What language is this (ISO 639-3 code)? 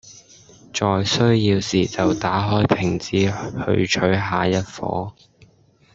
yue